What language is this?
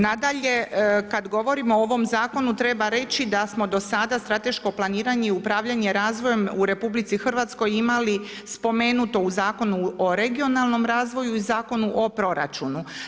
Croatian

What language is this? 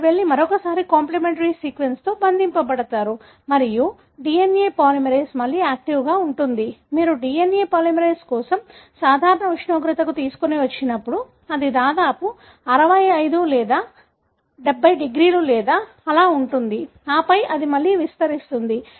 Telugu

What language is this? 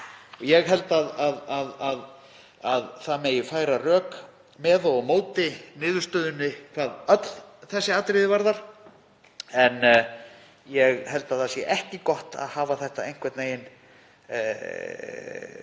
Icelandic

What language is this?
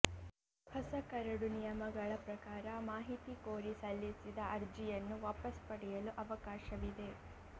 Kannada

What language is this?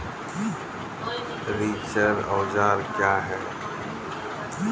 Maithili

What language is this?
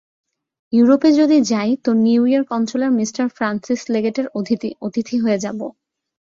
Bangla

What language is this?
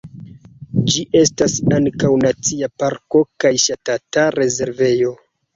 Esperanto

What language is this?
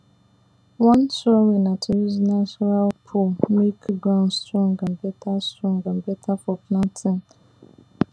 Nigerian Pidgin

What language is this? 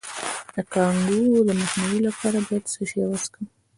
Pashto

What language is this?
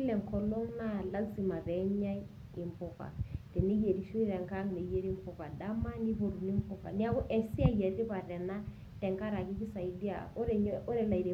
Masai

